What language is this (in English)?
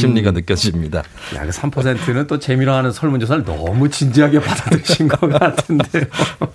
Korean